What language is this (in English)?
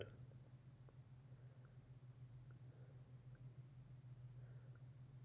Kannada